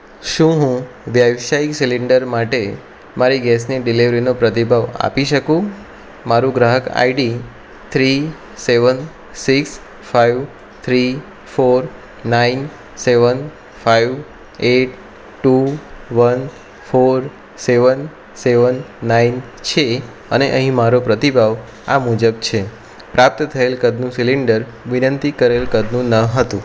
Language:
Gujarati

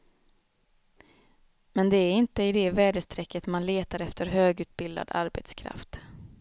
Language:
Swedish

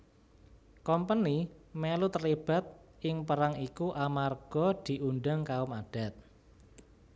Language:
Javanese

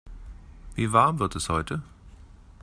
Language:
German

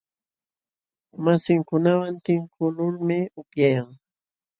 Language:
Jauja Wanca Quechua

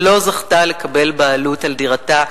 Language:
Hebrew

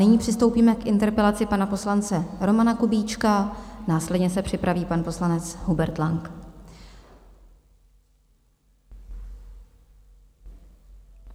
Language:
Czech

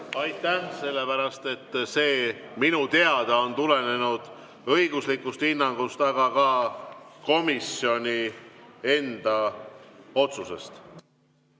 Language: Estonian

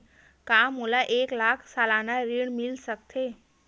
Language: Chhattisgarhi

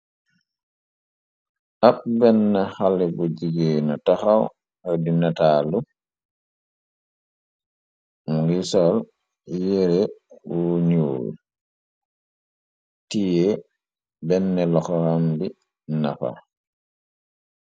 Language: Wolof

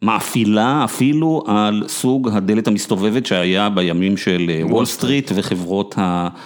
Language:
Hebrew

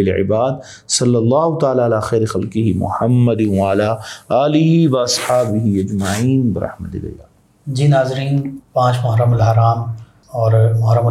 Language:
Urdu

